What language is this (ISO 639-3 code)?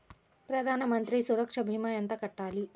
tel